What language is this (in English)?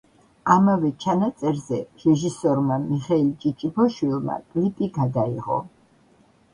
Georgian